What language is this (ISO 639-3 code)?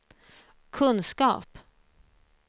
swe